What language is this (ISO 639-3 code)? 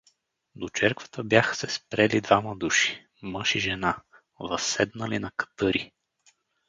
bul